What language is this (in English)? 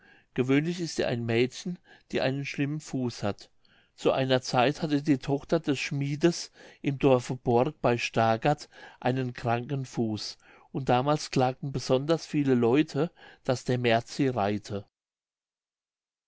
German